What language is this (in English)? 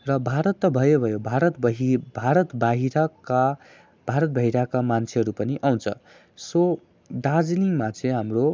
Nepali